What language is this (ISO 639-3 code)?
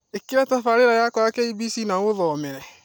kik